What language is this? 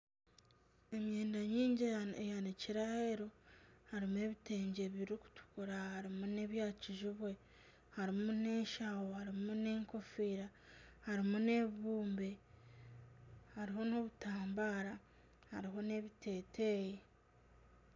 Nyankole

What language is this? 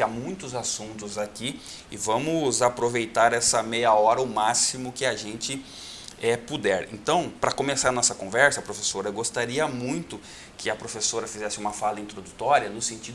Portuguese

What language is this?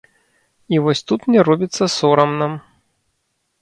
Belarusian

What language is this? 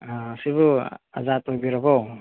Manipuri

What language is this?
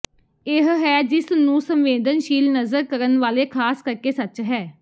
Punjabi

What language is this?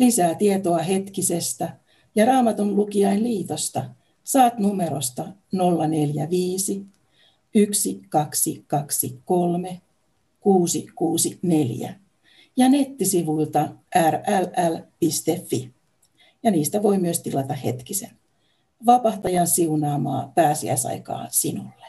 Finnish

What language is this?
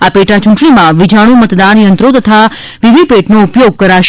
Gujarati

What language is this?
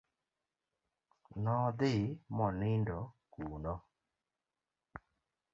Luo (Kenya and Tanzania)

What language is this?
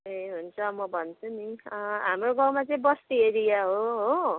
Nepali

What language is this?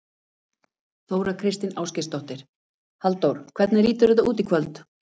Icelandic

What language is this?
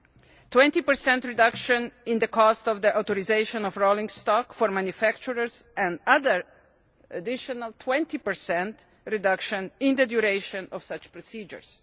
English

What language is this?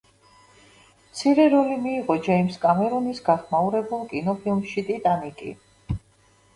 Georgian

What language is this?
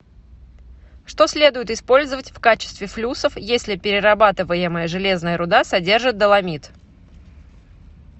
Russian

